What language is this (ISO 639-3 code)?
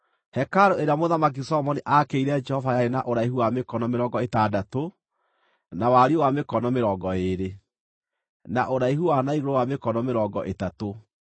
kik